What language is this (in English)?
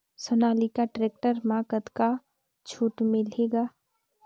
Chhattisgarhi